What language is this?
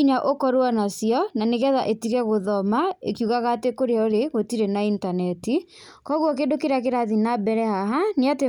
Kikuyu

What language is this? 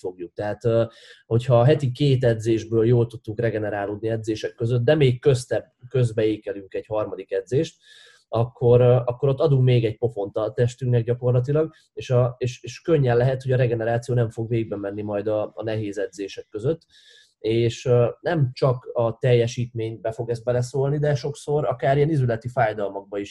Hungarian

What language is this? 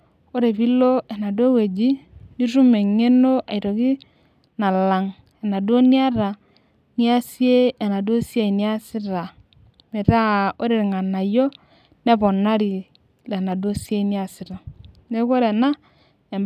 Masai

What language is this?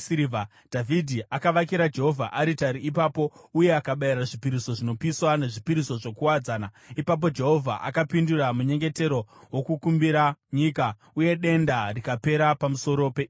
Shona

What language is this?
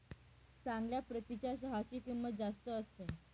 Marathi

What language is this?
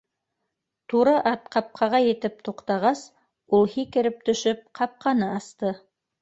Bashkir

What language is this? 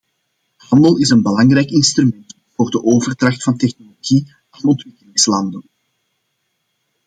Dutch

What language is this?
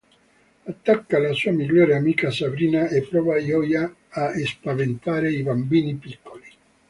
Italian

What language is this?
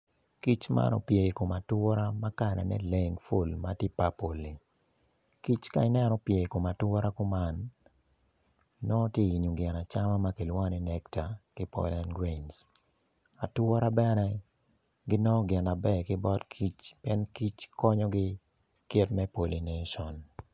Acoli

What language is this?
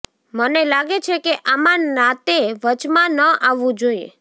Gujarati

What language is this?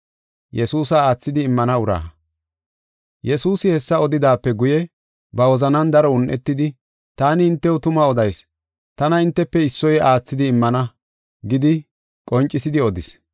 Gofa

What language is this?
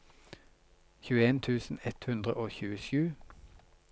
Norwegian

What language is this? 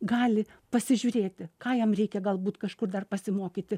Lithuanian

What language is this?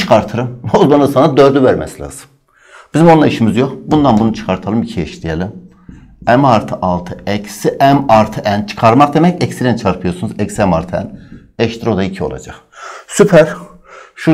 Turkish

